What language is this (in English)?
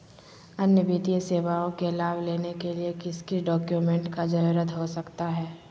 Magahi